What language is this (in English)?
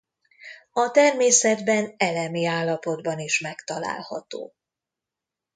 Hungarian